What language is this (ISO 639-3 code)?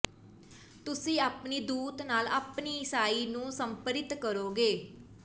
pan